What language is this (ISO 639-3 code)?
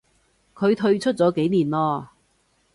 yue